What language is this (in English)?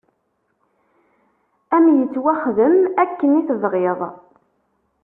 Kabyle